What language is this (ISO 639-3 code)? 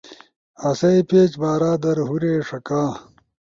ush